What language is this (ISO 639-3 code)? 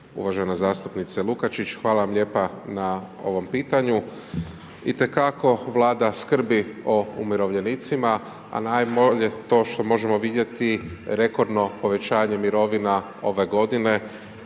hrv